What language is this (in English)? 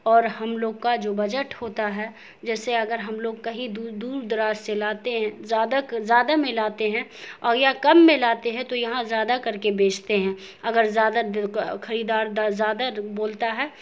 Urdu